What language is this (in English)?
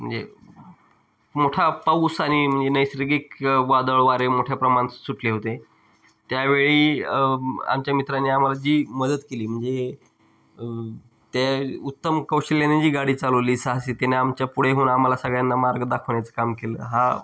Marathi